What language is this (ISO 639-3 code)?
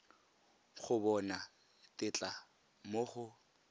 tsn